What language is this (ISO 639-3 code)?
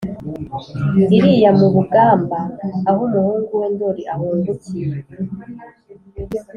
kin